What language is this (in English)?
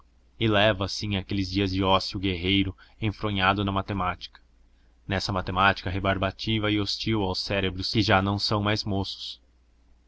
Portuguese